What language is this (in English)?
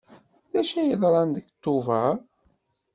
Kabyle